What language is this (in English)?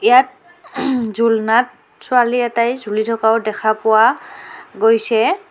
Assamese